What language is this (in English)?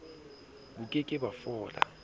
Southern Sotho